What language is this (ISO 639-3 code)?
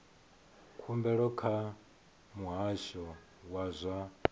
ven